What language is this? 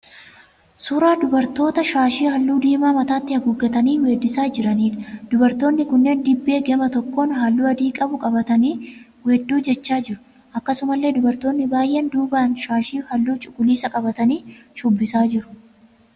Oromo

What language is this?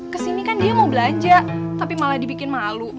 Indonesian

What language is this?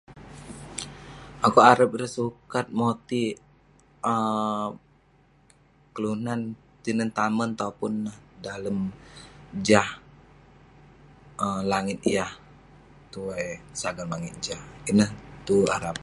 Western Penan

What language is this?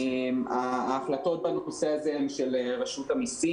Hebrew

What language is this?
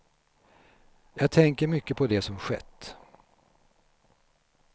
Swedish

